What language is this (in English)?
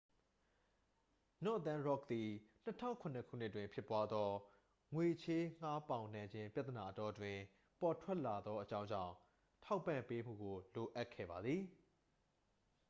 Burmese